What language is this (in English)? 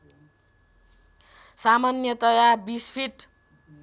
Nepali